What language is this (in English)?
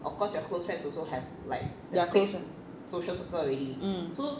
English